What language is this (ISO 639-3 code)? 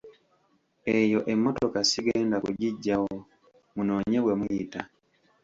lug